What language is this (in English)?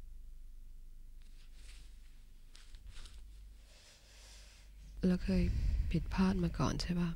Thai